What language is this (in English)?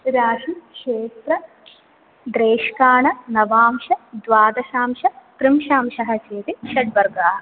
Sanskrit